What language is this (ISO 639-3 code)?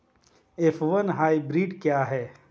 hin